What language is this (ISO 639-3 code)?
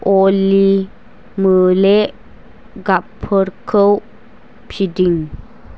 brx